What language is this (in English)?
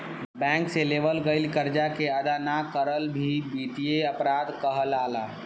Bhojpuri